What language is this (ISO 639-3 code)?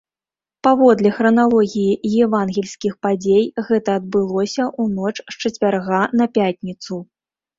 bel